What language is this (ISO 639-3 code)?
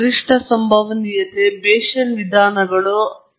kan